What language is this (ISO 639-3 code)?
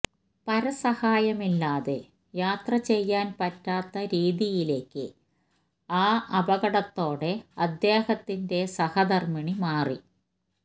mal